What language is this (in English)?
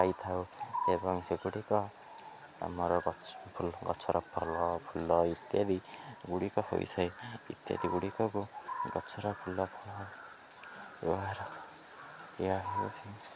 Odia